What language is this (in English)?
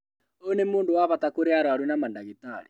Kikuyu